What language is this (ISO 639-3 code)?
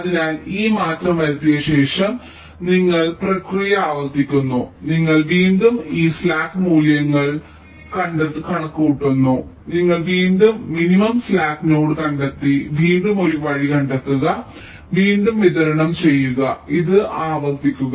mal